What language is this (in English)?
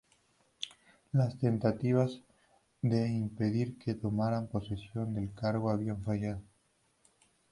Spanish